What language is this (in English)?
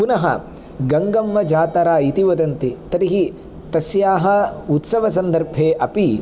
Sanskrit